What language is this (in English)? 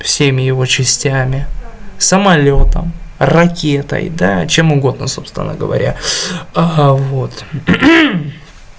Russian